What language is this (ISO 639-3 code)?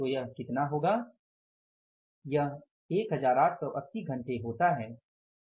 hin